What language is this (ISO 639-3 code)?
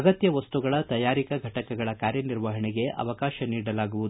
kan